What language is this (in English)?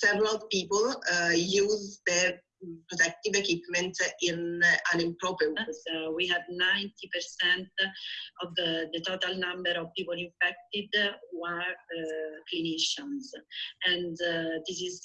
English